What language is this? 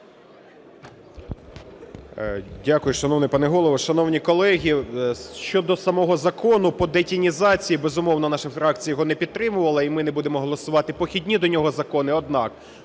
Ukrainian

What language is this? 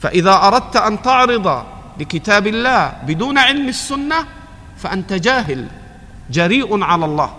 Arabic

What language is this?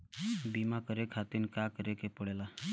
Bhojpuri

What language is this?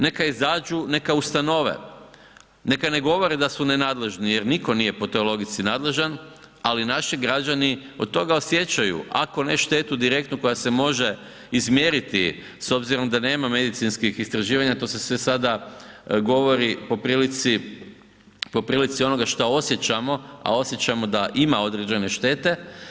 Croatian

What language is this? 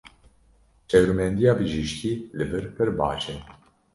Kurdish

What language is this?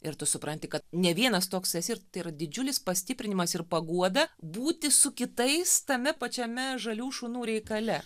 Lithuanian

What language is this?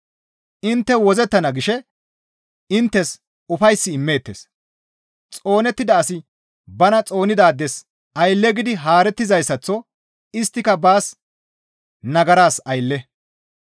Gamo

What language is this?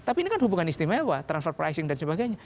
Indonesian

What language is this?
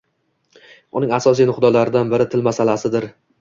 Uzbek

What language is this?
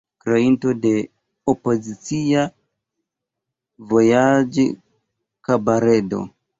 Esperanto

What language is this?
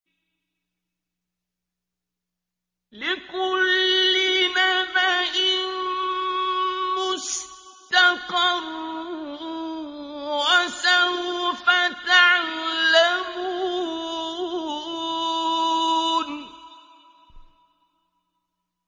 Arabic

